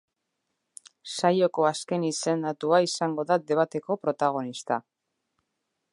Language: Basque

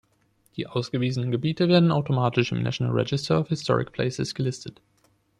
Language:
German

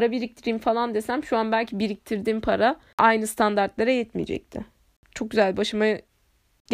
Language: Turkish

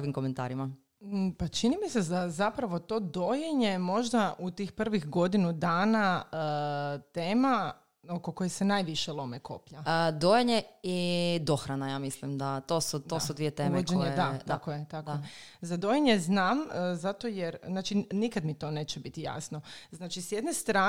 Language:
Croatian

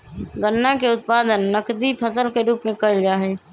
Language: Magahi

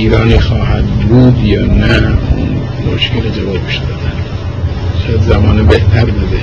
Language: Persian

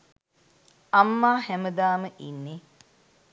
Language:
Sinhala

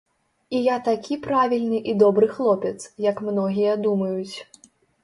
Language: Belarusian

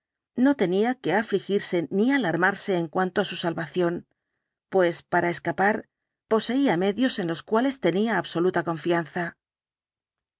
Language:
Spanish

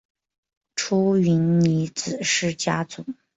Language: Chinese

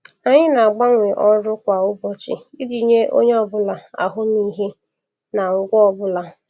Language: Igbo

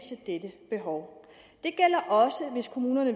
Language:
Danish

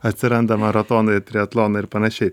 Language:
Lithuanian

